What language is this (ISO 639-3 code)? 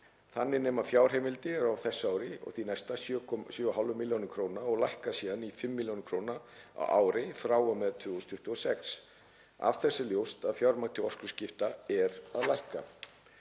isl